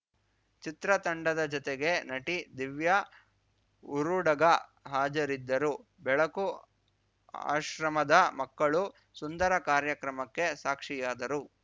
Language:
Kannada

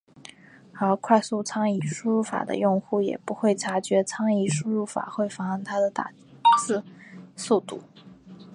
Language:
Chinese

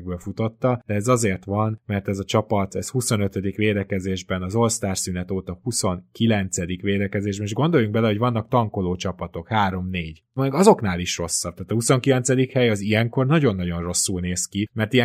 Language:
Hungarian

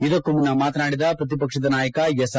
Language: Kannada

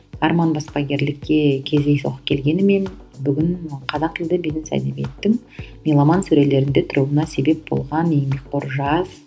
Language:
Kazakh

